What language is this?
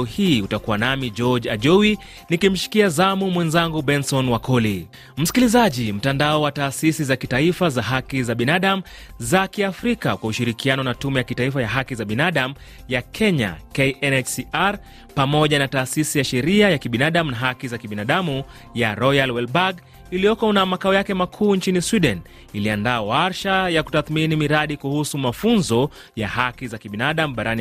Swahili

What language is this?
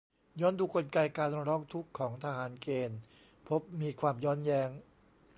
Thai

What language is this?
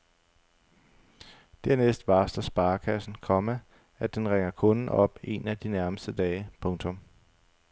Danish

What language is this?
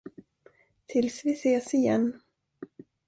Swedish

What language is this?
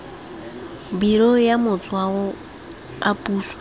Tswana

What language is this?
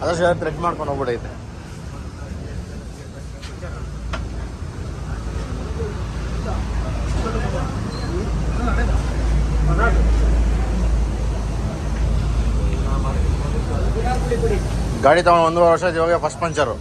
Kannada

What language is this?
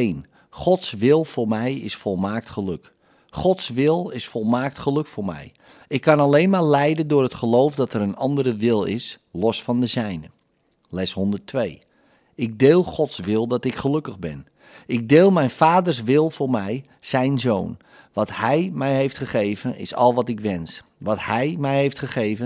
Dutch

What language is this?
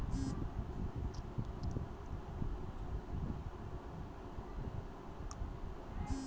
Magahi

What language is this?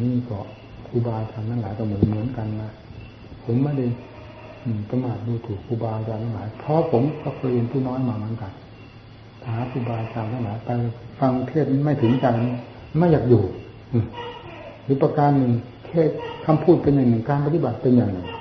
Thai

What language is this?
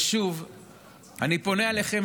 Hebrew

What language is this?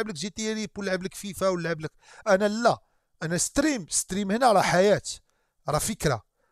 Arabic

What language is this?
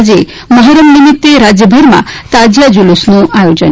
Gujarati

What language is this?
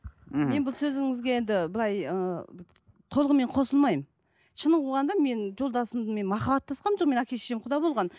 Kazakh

